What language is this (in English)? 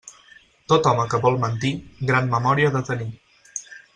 Catalan